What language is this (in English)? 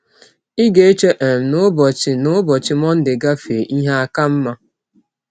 Igbo